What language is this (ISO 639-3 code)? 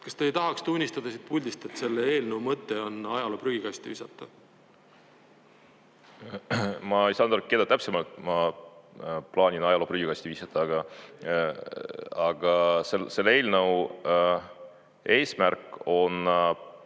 est